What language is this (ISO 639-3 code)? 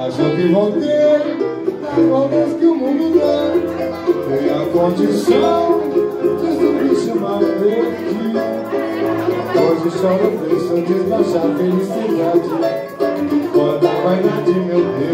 por